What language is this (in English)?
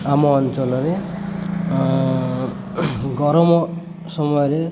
Odia